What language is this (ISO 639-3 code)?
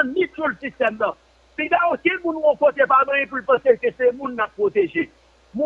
fra